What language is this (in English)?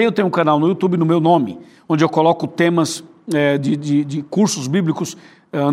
Portuguese